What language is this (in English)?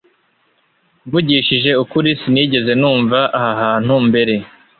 Kinyarwanda